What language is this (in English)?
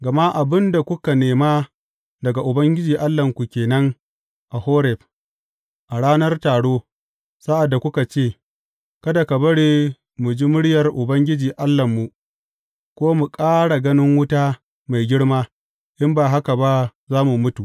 Hausa